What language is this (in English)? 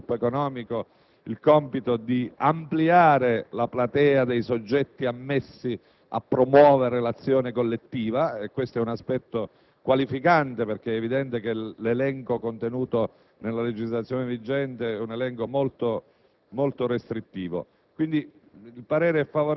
Italian